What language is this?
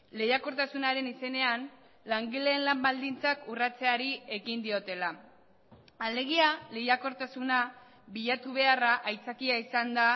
Basque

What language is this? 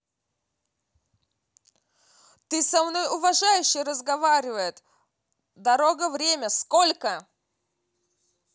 Russian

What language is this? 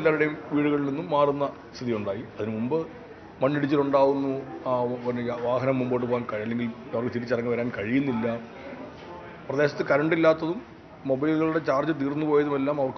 Arabic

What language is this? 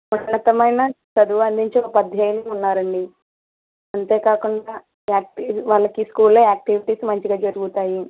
Telugu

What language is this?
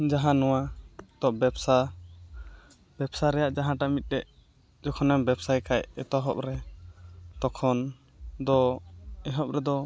Santali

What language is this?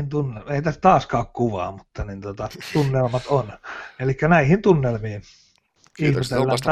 Finnish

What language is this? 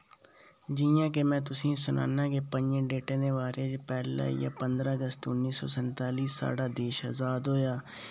Dogri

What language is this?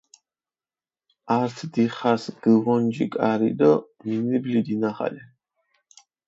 Mingrelian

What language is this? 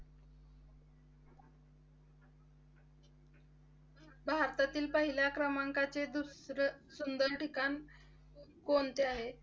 Marathi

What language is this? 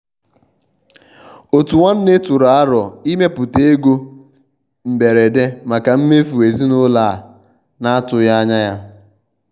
Igbo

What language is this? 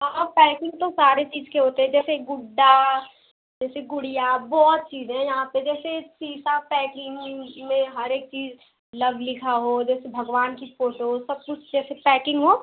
Hindi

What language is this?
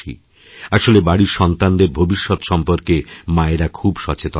Bangla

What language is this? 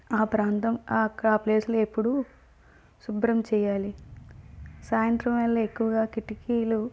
Telugu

